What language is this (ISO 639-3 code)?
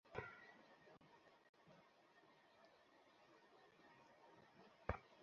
ben